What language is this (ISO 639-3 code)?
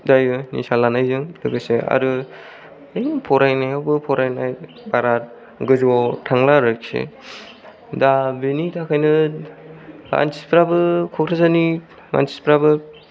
brx